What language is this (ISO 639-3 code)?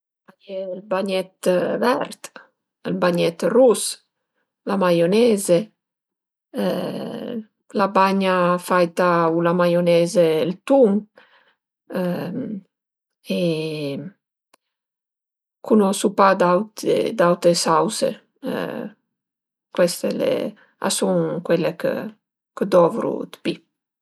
pms